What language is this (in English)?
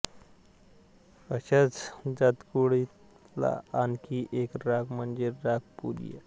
Marathi